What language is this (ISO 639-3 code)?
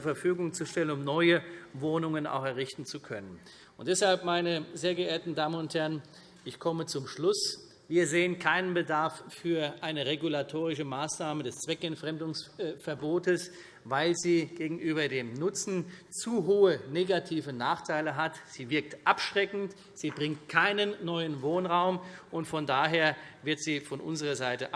deu